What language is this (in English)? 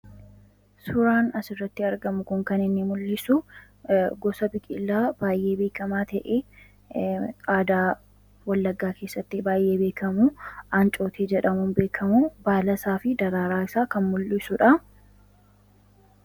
Oromo